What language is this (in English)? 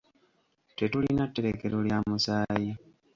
Ganda